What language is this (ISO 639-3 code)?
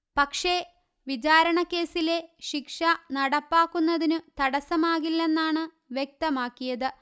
mal